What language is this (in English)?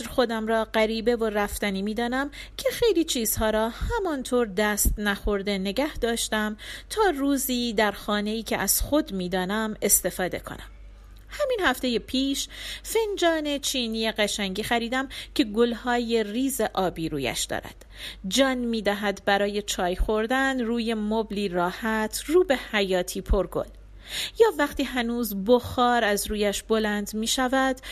Persian